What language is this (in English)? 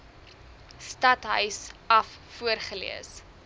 Afrikaans